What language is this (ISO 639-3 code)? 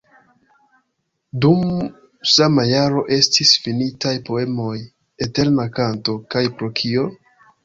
epo